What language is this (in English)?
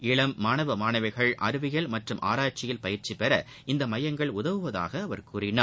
Tamil